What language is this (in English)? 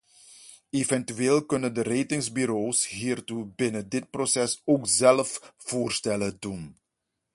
Dutch